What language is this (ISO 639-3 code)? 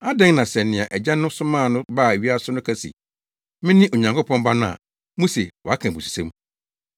aka